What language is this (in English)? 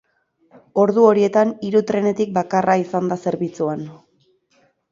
Basque